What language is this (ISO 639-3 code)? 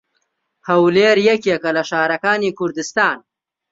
ckb